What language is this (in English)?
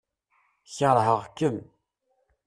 Kabyle